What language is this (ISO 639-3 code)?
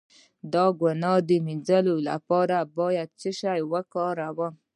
pus